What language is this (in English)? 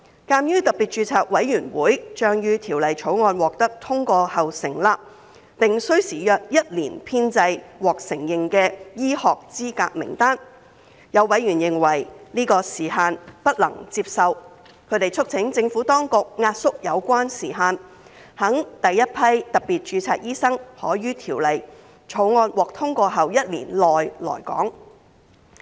Cantonese